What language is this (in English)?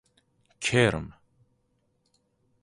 Persian